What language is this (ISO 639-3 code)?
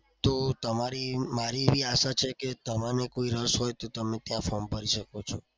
guj